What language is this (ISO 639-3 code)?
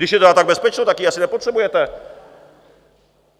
ces